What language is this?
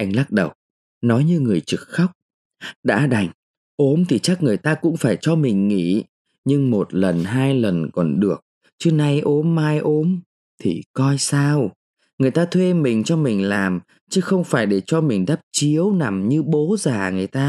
Vietnamese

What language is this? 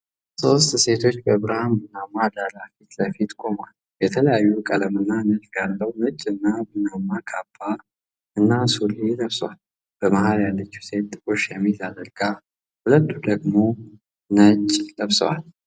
Amharic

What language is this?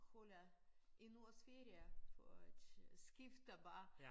Danish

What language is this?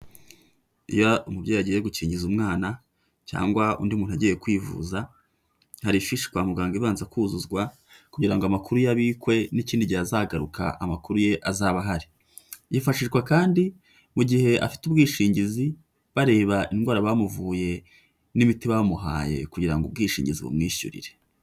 Kinyarwanda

